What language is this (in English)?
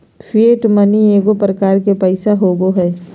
Magahi